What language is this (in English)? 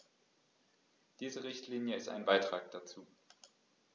German